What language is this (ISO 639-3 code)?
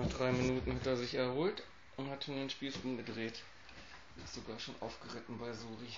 deu